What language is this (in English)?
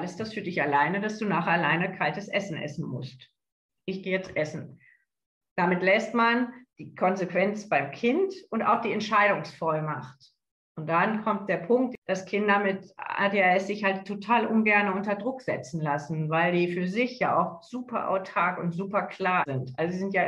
German